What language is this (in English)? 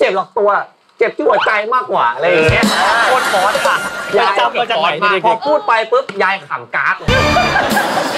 Thai